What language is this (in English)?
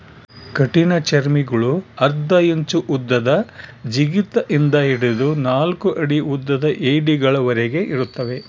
Kannada